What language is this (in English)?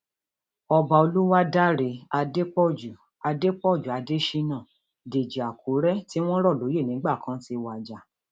Yoruba